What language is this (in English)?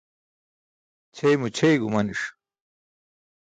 Burushaski